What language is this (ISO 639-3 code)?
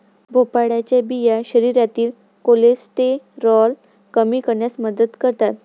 mar